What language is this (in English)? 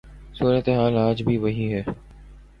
Urdu